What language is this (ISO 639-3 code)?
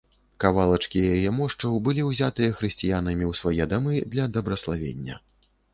bel